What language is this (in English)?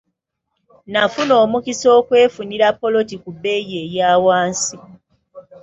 Ganda